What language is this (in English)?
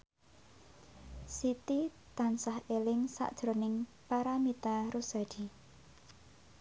Javanese